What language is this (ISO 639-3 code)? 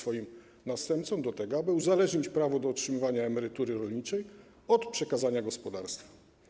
pol